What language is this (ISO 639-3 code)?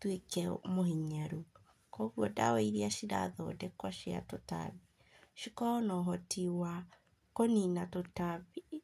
kik